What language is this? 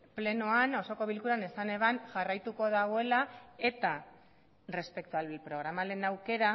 Basque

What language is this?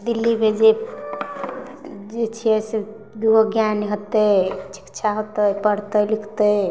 Maithili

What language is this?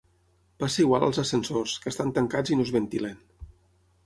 Catalan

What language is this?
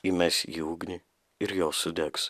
Lithuanian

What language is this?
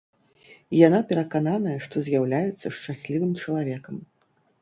Belarusian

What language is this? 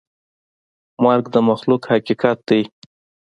Pashto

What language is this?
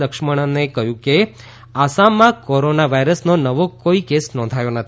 Gujarati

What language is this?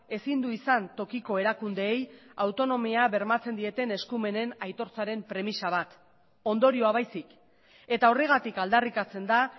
Basque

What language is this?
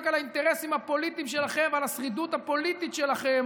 Hebrew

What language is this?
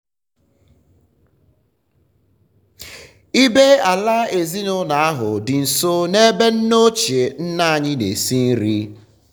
Igbo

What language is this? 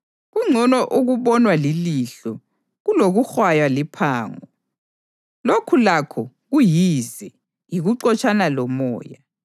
North Ndebele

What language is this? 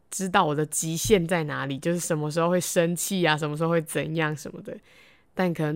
Chinese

